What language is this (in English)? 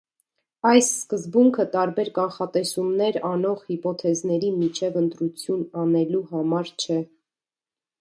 Armenian